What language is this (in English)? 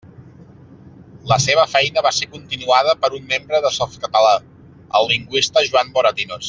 Catalan